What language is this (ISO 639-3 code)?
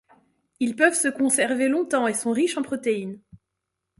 fra